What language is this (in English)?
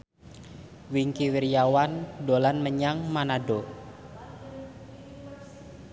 Javanese